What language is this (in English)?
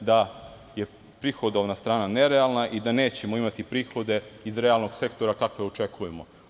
Serbian